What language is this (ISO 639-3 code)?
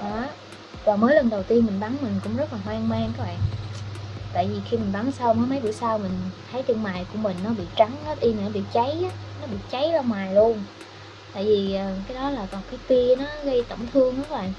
vie